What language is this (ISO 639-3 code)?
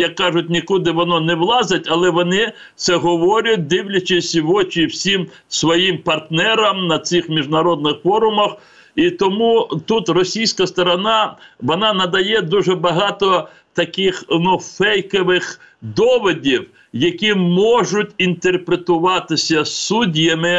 ukr